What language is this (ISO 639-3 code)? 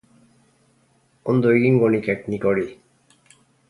eus